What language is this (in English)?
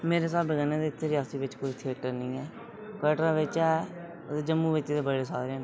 Dogri